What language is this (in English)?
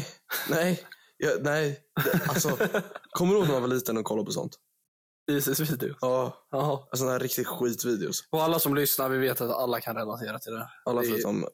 Swedish